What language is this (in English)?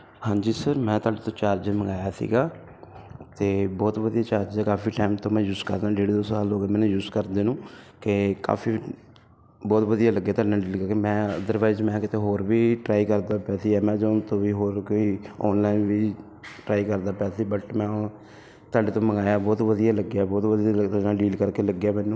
Punjabi